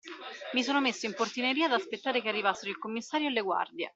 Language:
Italian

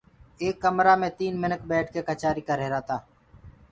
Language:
Gurgula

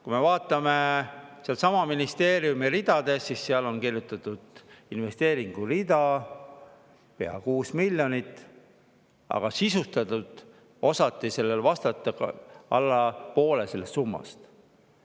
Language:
Estonian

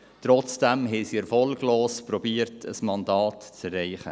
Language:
Swiss German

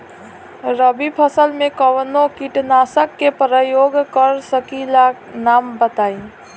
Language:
Bhojpuri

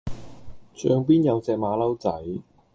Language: Cantonese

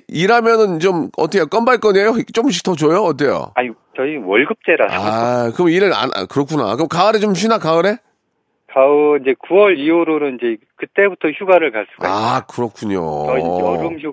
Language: Korean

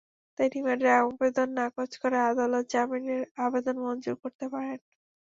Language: Bangla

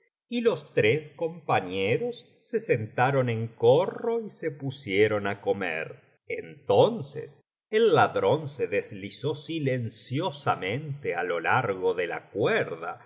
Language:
Spanish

